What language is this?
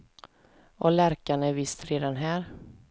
Swedish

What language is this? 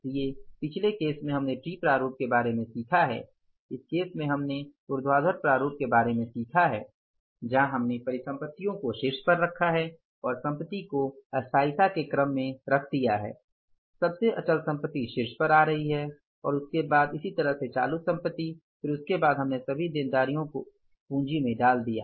Hindi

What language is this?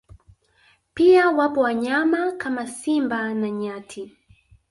Swahili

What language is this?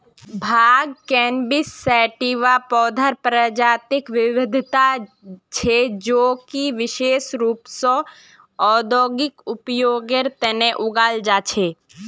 Magahi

